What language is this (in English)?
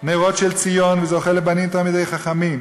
Hebrew